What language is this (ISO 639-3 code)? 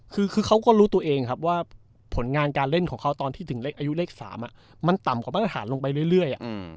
tha